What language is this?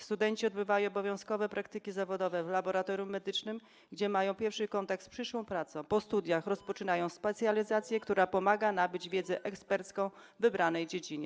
Polish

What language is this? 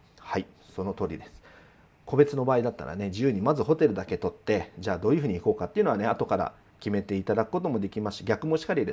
Japanese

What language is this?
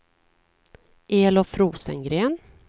Swedish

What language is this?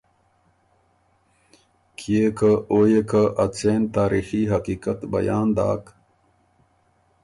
Ormuri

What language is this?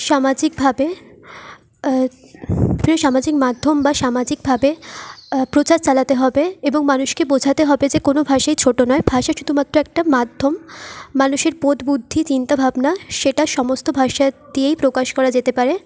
Bangla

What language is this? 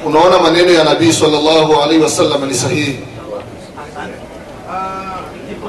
Swahili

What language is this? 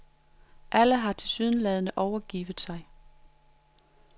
Danish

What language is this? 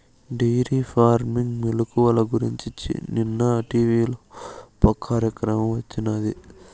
Telugu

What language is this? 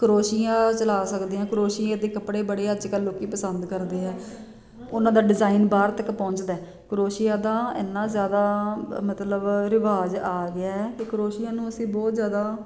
Punjabi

